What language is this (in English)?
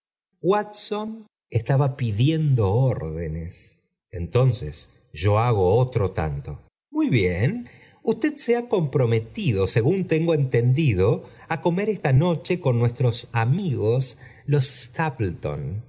Spanish